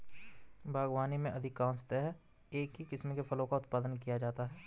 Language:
Hindi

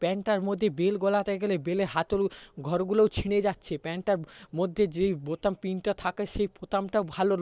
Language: Bangla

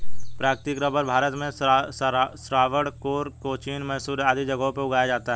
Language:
Hindi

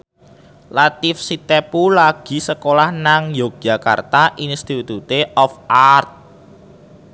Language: Javanese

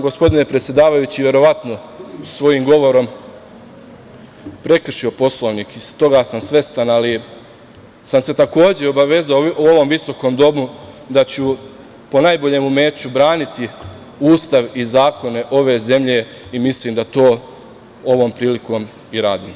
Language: Serbian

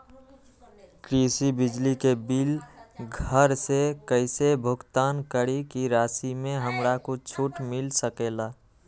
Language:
Magahi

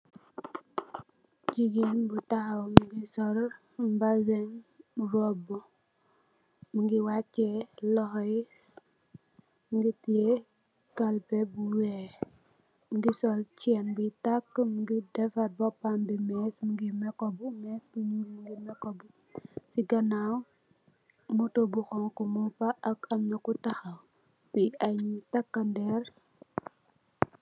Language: Wolof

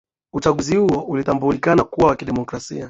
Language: Swahili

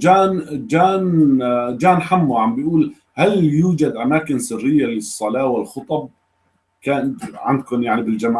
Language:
Arabic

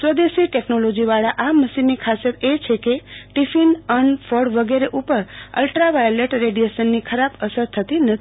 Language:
Gujarati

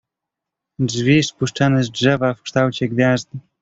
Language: Polish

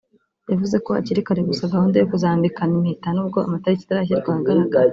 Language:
Kinyarwanda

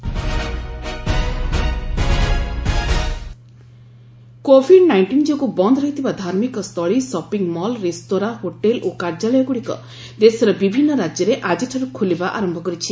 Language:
Odia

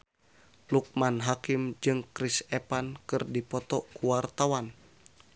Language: Sundanese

